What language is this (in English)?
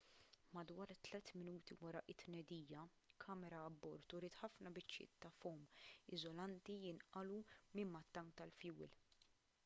Maltese